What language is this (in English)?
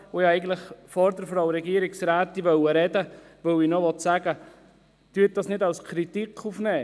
Swiss German